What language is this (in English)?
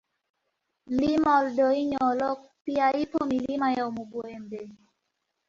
Swahili